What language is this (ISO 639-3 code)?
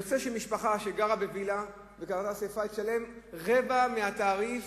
heb